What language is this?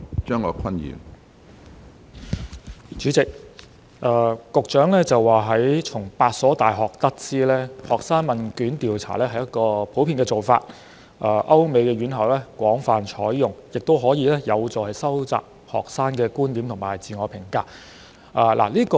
Cantonese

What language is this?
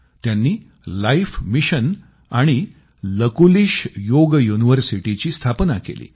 Marathi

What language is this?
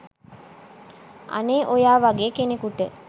Sinhala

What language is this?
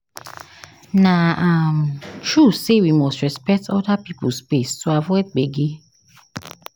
Nigerian Pidgin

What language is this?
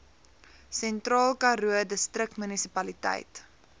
Afrikaans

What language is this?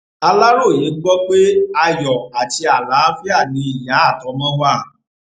Yoruba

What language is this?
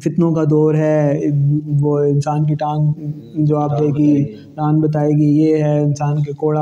Urdu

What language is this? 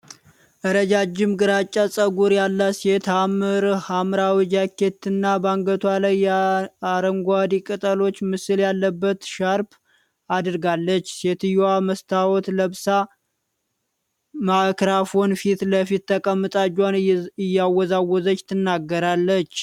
Amharic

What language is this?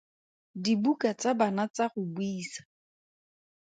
Tswana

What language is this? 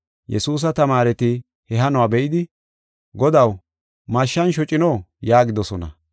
Gofa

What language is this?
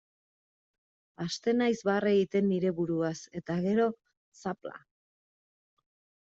Basque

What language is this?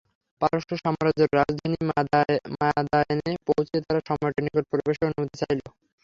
Bangla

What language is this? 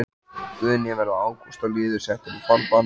Icelandic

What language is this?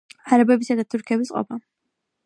Georgian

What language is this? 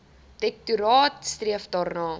Afrikaans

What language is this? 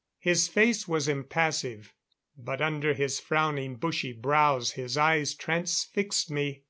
English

